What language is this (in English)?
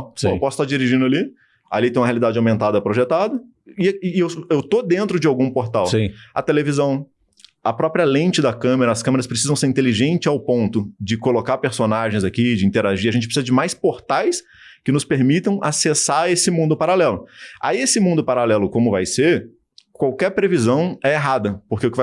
Portuguese